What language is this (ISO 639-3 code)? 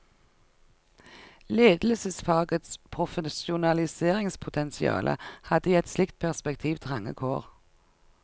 nor